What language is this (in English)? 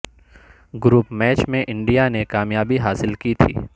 Urdu